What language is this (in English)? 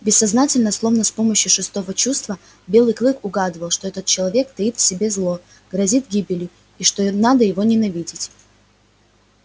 Russian